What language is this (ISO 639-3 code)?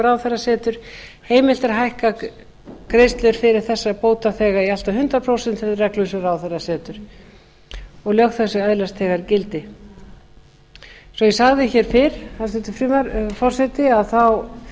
isl